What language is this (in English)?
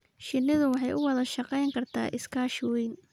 Somali